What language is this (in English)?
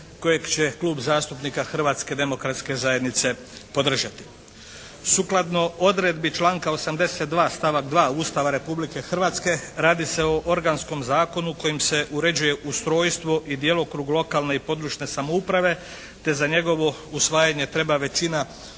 Croatian